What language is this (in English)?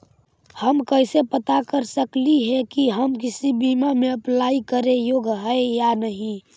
Magahi